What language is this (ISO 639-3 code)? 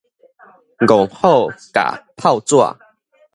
nan